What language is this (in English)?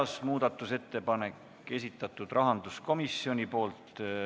Estonian